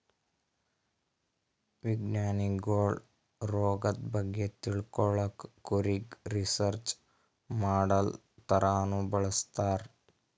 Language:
Kannada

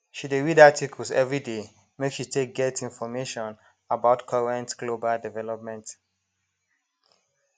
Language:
Nigerian Pidgin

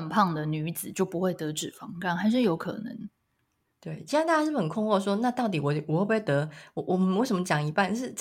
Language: Chinese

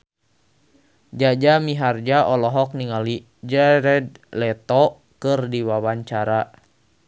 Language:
Sundanese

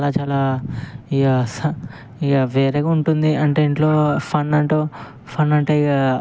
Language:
Telugu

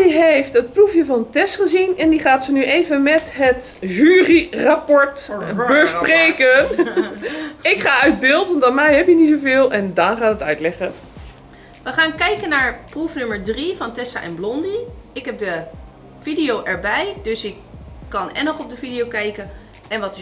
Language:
Dutch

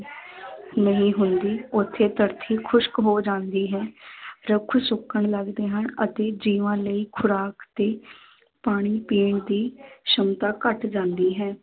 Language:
Punjabi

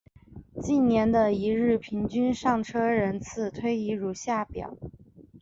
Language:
Chinese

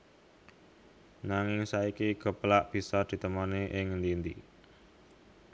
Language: Javanese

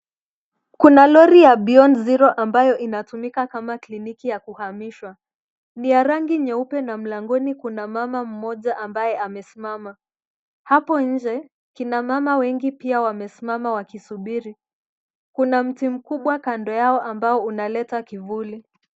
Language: Swahili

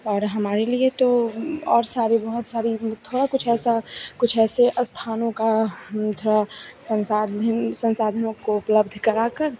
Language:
Hindi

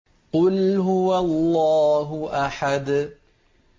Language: Arabic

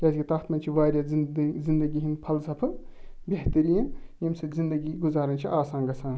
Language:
Kashmiri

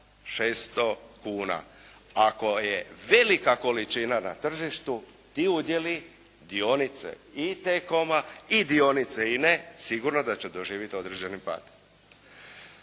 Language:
Croatian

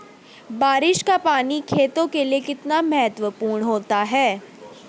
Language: Hindi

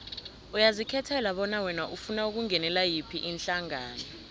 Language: South Ndebele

